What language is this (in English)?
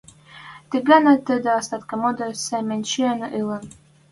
Western Mari